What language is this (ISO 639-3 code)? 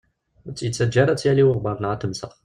kab